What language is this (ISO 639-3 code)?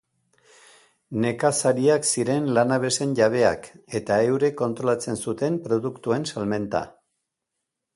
eus